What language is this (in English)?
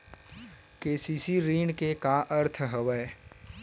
Chhattisgarhi